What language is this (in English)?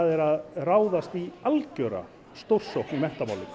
Icelandic